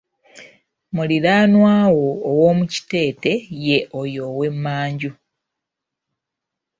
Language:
Ganda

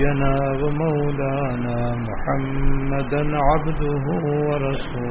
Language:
Urdu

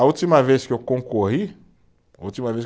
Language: Portuguese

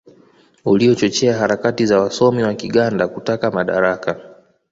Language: Swahili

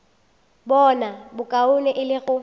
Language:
Northern Sotho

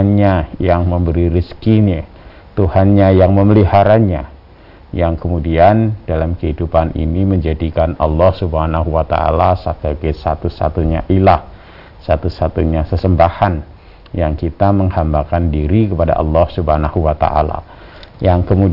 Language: Indonesian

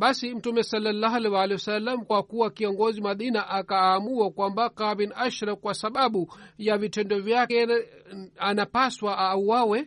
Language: Swahili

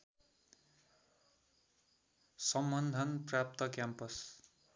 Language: Nepali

